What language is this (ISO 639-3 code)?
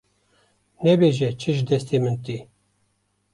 kur